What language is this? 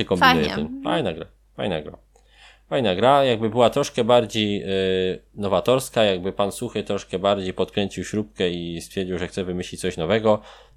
Polish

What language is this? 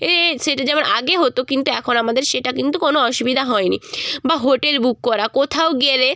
Bangla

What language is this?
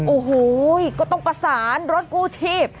Thai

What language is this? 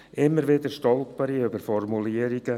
Swiss German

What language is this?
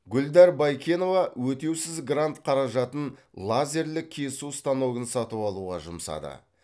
Kazakh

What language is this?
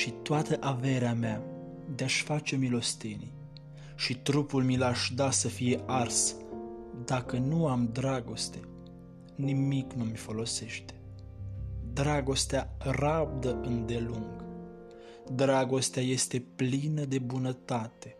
Romanian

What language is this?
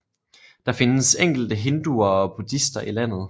Danish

